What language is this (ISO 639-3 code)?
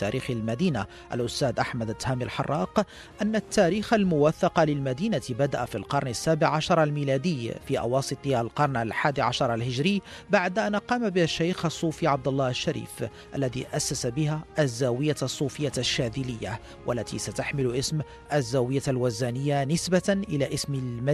ara